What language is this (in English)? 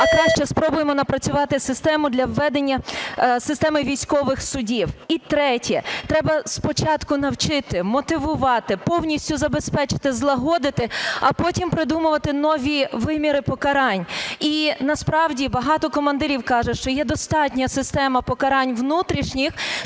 Ukrainian